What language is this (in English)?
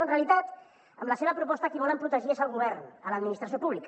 Catalan